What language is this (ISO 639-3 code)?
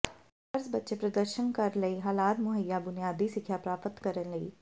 pan